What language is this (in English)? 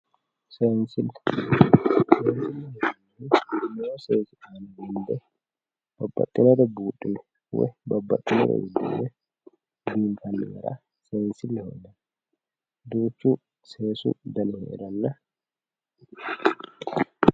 Sidamo